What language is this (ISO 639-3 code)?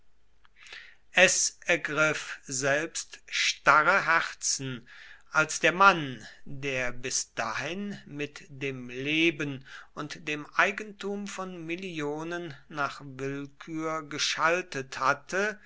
deu